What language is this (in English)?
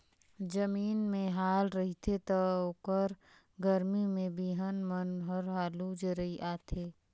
Chhattisgarhi